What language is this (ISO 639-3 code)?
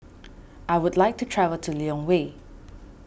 eng